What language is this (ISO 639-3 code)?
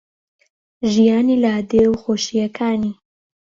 ckb